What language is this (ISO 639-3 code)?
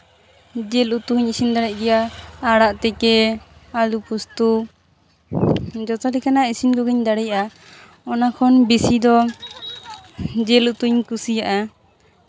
sat